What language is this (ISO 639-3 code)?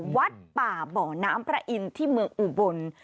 tha